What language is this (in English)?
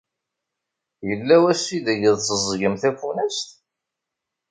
Kabyle